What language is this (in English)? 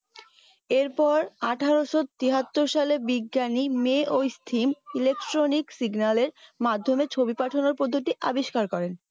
Bangla